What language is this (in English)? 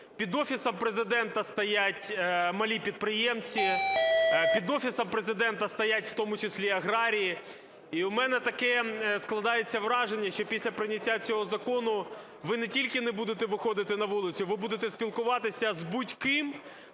Ukrainian